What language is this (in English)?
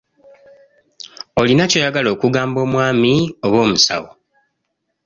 Ganda